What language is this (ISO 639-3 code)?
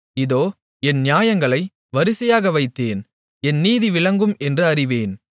tam